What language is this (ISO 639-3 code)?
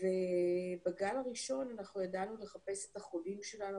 heb